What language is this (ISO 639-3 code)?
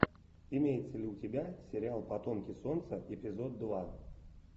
rus